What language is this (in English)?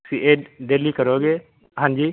Punjabi